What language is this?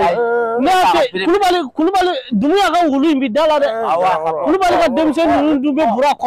Arabic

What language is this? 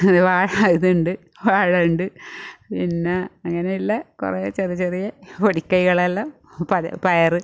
Malayalam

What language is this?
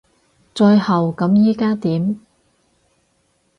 Cantonese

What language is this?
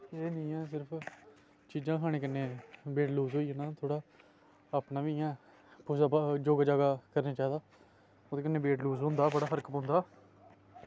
Dogri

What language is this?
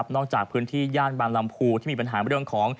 Thai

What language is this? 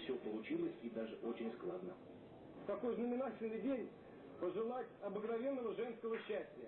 Russian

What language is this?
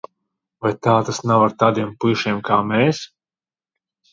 Latvian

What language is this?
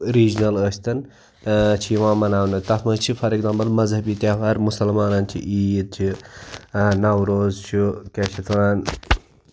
Kashmiri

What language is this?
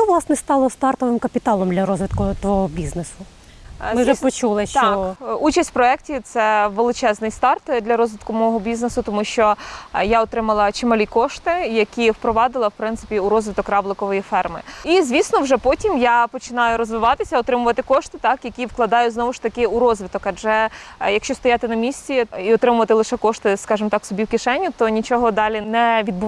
Ukrainian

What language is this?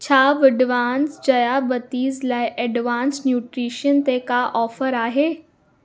Sindhi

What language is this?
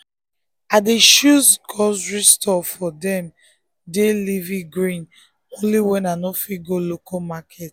Nigerian Pidgin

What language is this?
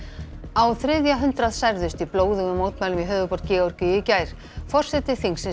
Icelandic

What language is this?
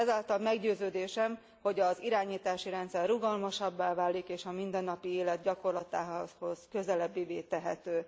Hungarian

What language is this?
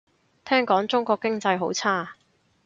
Cantonese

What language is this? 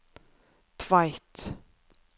Norwegian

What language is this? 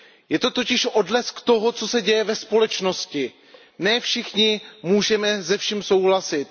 Czech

